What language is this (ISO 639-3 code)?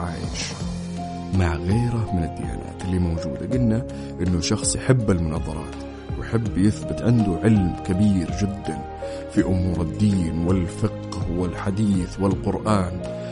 ara